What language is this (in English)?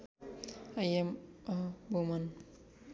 Nepali